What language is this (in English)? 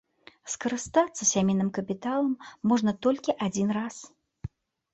Belarusian